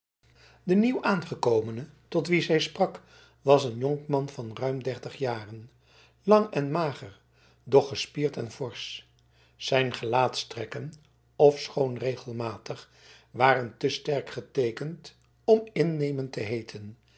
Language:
Dutch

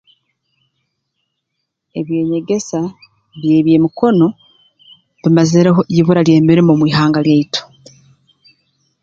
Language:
Tooro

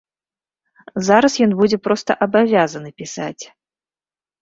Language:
Belarusian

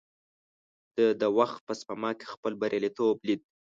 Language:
Pashto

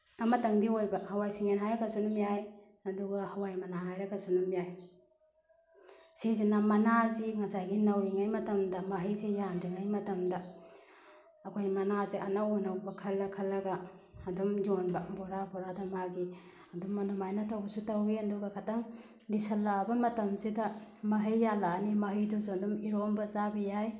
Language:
Manipuri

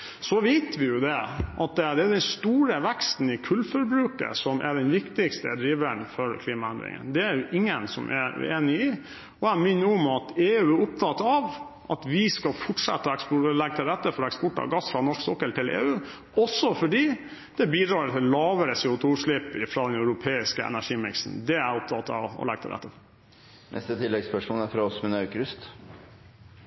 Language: Norwegian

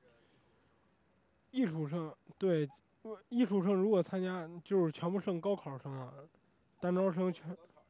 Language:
Chinese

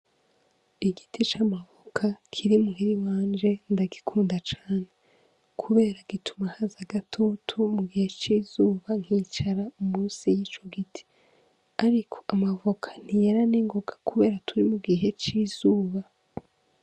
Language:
Rundi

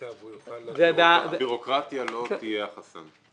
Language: Hebrew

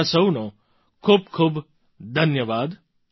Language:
Gujarati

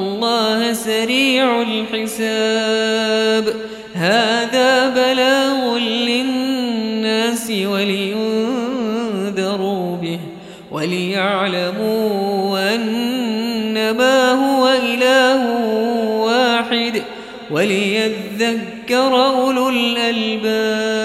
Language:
Arabic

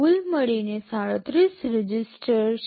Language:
Gujarati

